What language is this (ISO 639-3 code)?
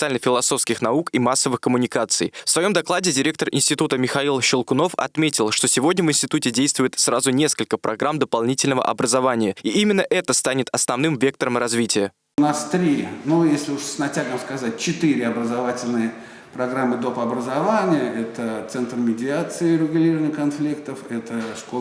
rus